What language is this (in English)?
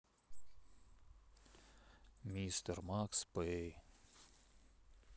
Russian